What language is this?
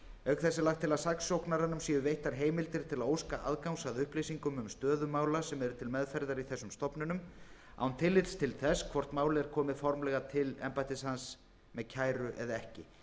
Icelandic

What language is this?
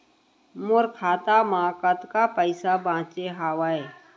Chhattisgarhi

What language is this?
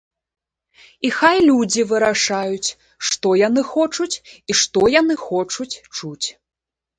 Belarusian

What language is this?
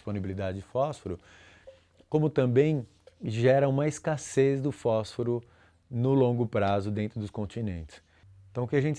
Portuguese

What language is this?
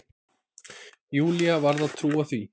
Icelandic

